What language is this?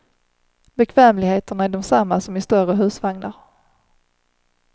Swedish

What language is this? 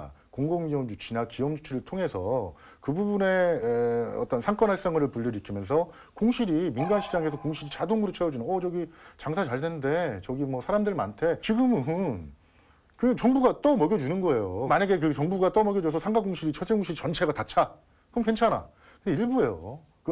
Korean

